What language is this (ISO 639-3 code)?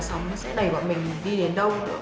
vie